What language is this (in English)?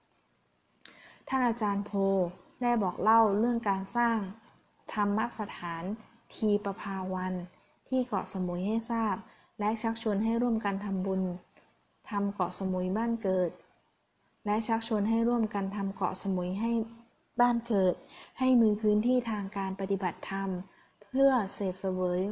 Thai